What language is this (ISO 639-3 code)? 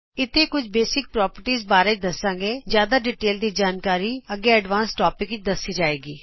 pan